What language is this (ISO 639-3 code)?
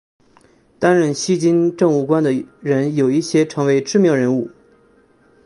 zho